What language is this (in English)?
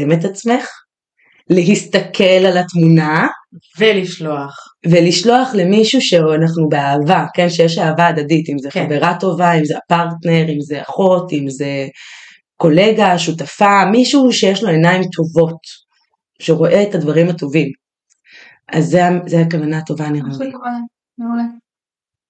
Hebrew